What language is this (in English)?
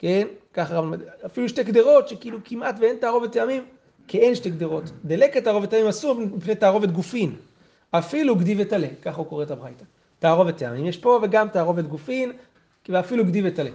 Hebrew